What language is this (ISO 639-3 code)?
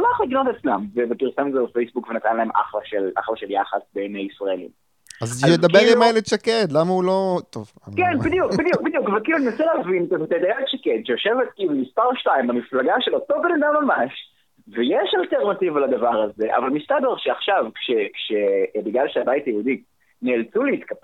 heb